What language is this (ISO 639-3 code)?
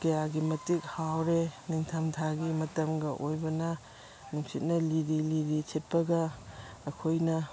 mni